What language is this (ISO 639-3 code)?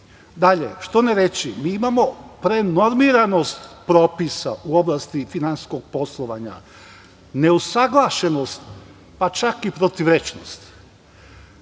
srp